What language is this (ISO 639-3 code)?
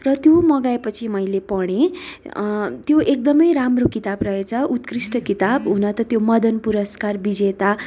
nep